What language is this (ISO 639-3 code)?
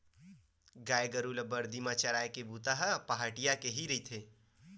hne